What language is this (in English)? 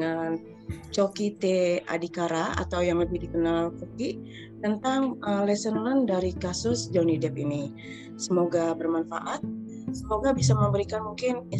Indonesian